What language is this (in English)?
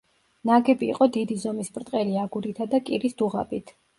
Georgian